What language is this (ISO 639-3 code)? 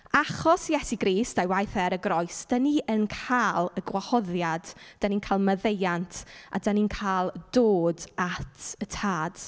cym